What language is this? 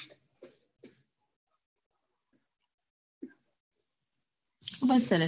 Gujarati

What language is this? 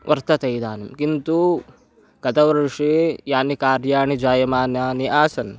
Sanskrit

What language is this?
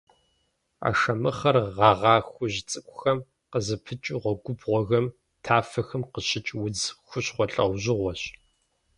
Kabardian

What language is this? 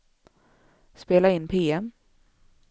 Swedish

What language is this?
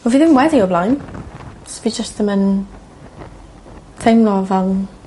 Welsh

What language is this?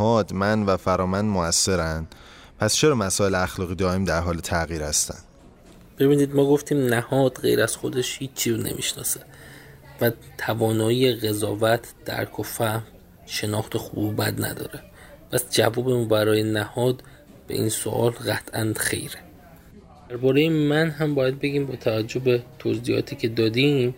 Persian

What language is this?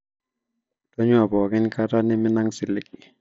Masai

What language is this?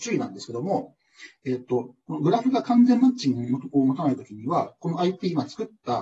Japanese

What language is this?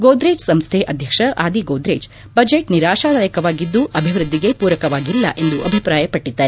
Kannada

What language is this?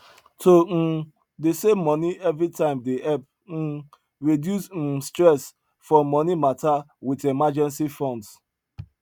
Nigerian Pidgin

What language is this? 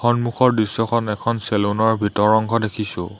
Assamese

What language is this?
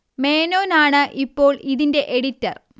Malayalam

